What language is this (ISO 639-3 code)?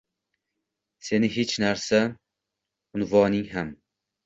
uzb